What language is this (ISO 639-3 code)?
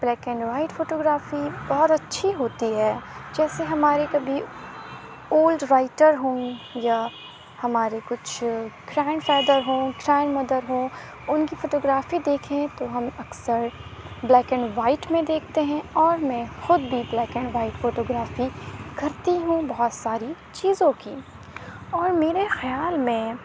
urd